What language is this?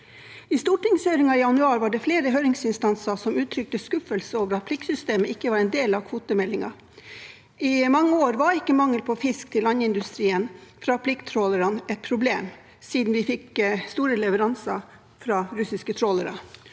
Norwegian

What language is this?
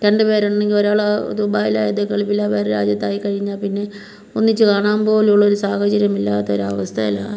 Malayalam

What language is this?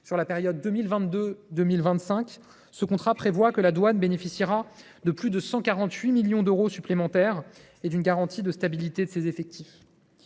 French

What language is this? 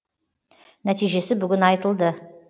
Kazakh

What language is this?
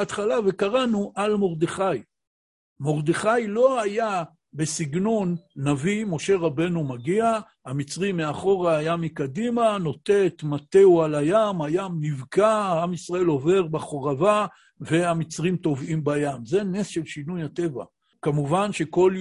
Hebrew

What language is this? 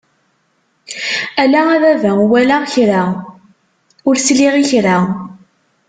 Kabyle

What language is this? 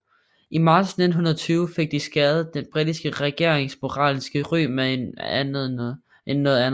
Danish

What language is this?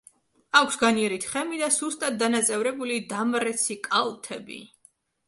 Georgian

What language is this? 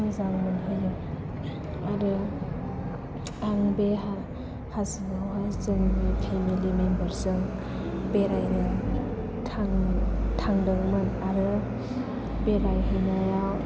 Bodo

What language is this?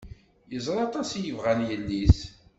Kabyle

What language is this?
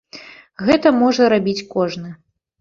Belarusian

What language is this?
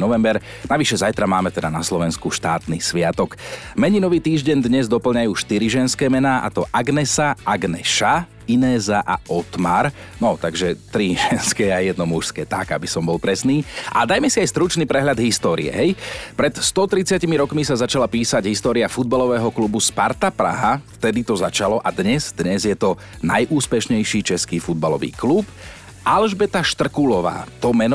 Slovak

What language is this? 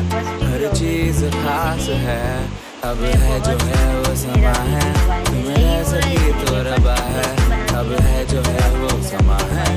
Hindi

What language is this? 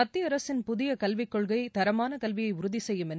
Tamil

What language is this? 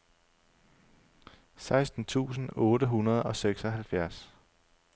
Danish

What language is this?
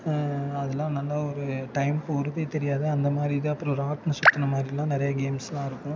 Tamil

